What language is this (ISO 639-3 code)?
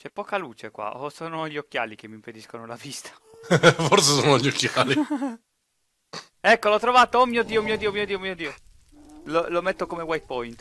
ita